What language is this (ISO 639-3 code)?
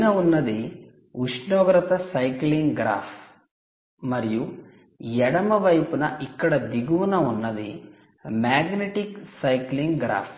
tel